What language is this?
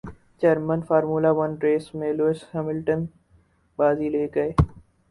Urdu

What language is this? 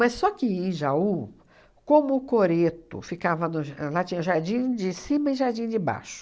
Portuguese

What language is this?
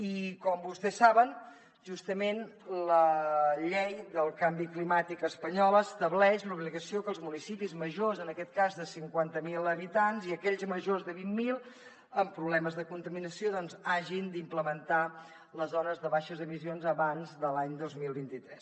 Catalan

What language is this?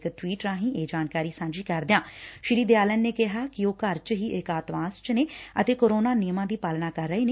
Punjabi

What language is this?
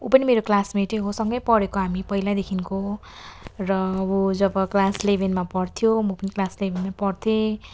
Nepali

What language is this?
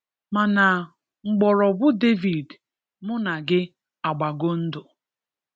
Igbo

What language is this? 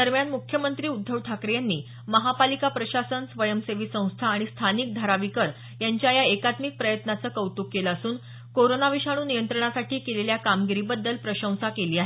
Marathi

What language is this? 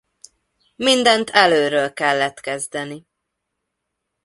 Hungarian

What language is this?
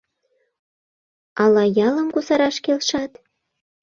Mari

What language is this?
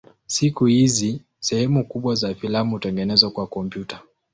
Swahili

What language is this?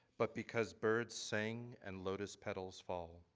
English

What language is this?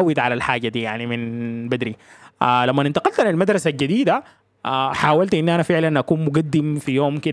Arabic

